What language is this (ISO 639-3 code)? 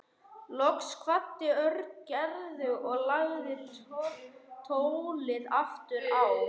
isl